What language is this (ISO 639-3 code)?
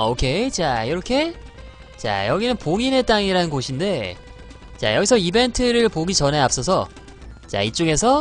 kor